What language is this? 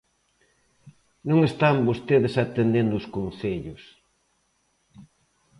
Galician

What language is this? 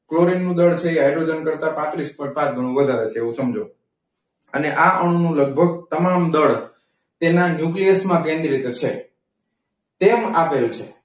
Gujarati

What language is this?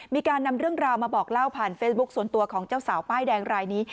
Thai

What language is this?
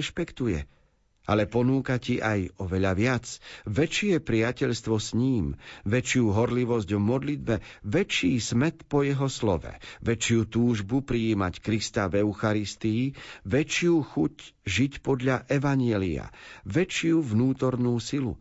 Slovak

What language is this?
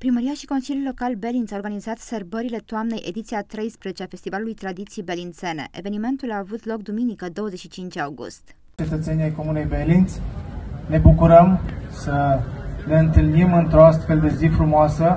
Romanian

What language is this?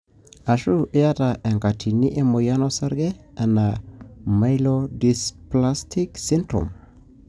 Masai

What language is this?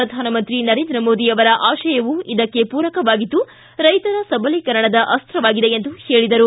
Kannada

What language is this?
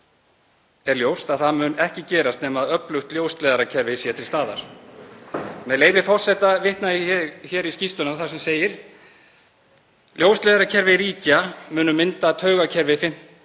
Icelandic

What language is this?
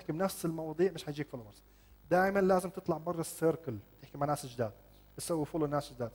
Arabic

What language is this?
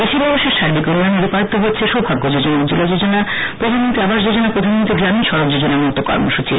Bangla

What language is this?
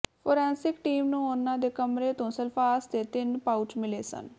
Punjabi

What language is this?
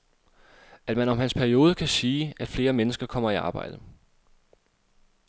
Danish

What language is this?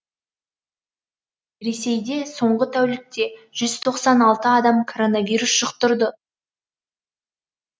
Kazakh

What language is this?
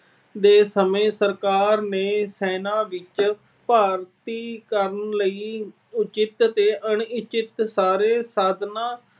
Punjabi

